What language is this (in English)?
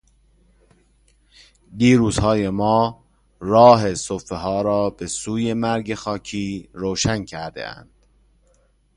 Persian